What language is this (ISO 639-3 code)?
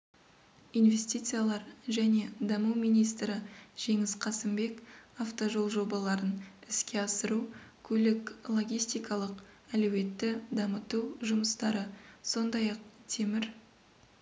kaz